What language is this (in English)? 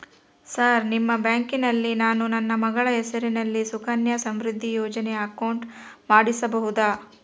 Kannada